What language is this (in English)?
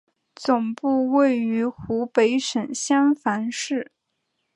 Chinese